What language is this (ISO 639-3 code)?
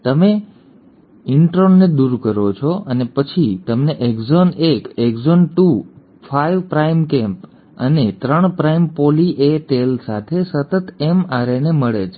guj